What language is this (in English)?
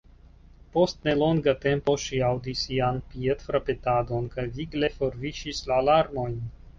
Esperanto